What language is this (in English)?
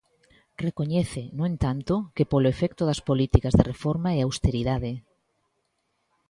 Galician